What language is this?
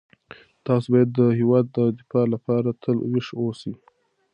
Pashto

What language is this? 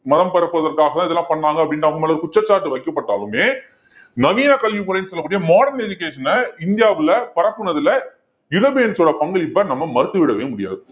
Tamil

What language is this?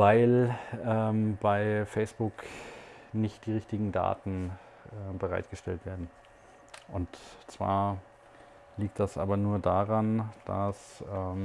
German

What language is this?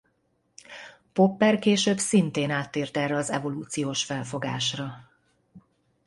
Hungarian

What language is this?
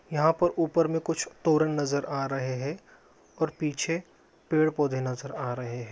Magahi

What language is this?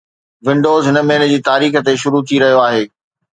Sindhi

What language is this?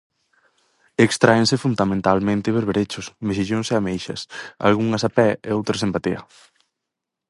Galician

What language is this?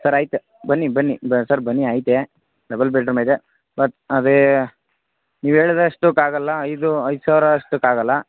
Kannada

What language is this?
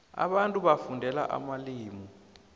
South Ndebele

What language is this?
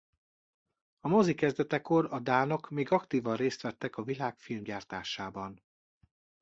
Hungarian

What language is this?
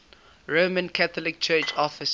English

